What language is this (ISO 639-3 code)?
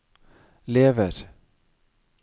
nor